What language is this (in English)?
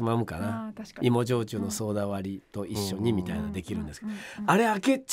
Japanese